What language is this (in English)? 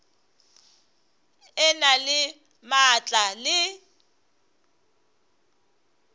Northern Sotho